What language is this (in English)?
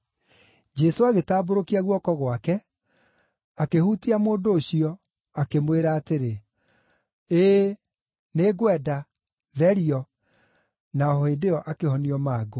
Kikuyu